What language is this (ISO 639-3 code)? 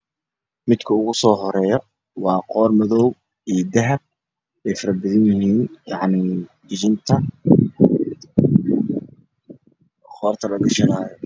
som